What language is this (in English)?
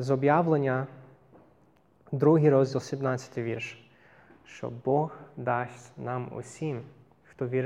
Ukrainian